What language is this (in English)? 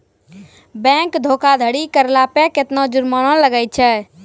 Maithili